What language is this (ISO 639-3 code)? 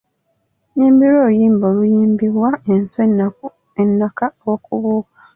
lug